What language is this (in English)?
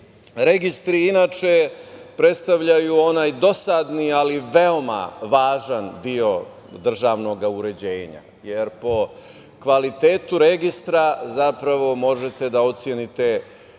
Serbian